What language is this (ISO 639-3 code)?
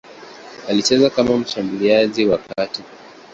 swa